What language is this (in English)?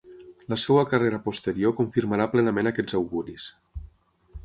Catalan